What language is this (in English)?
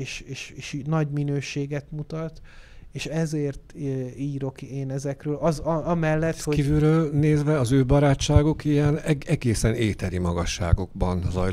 Hungarian